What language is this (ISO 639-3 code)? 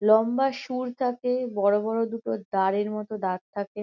ben